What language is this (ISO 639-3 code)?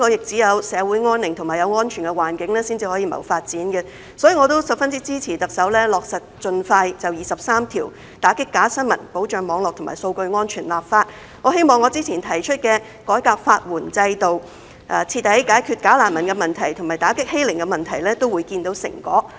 yue